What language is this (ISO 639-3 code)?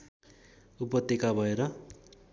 nep